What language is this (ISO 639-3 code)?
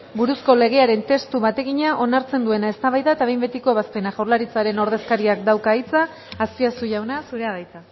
eus